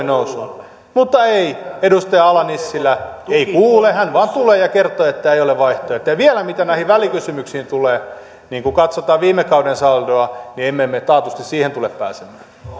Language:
Finnish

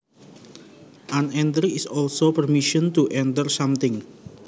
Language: Javanese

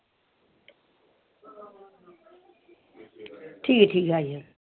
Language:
Dogri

